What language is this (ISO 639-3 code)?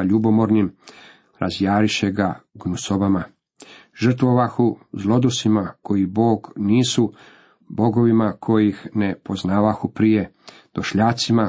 hrv